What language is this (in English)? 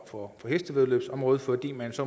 Danish